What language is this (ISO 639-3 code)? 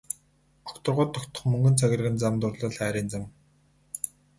mon